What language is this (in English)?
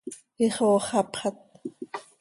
Seri